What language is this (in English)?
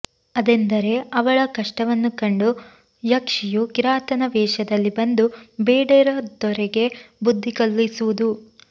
Kannada